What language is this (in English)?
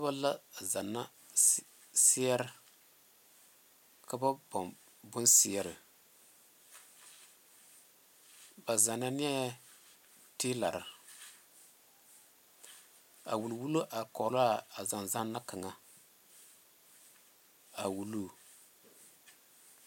Southern Dagaare